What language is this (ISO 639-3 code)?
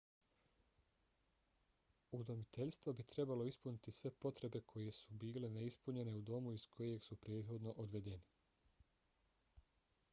bos